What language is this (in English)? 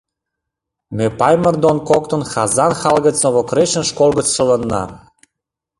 Mari